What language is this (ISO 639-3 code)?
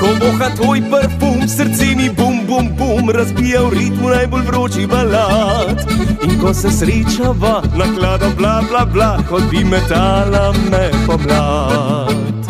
ron